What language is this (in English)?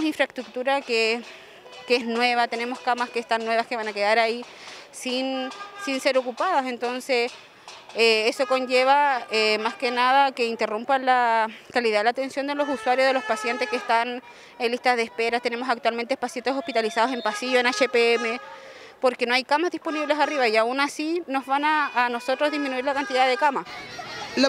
Spanish